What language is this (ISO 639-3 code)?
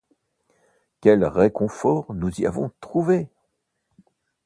fra